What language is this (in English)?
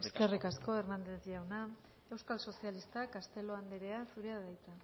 Basque